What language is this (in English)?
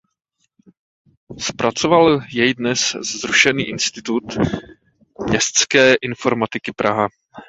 Czech